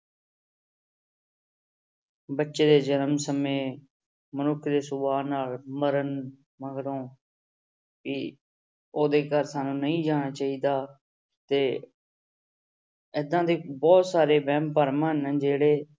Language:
Punjabi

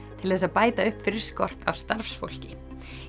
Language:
Icelandic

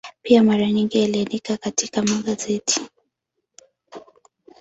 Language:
Swahili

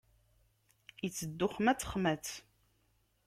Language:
Kabyle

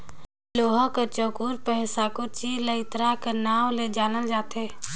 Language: Chhattisgarhi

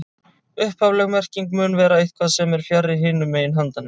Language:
Icelandic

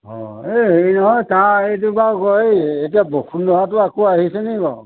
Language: Assamese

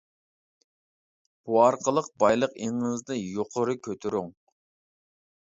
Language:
Uyghur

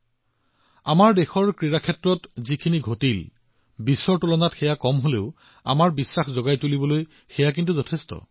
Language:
Assamese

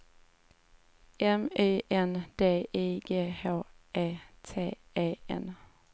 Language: Swedish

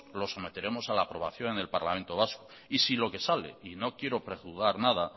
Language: Spanish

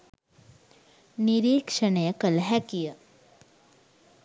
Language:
Sinhala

